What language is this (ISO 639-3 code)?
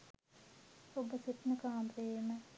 sin